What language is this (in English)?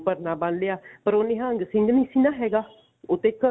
Punjabi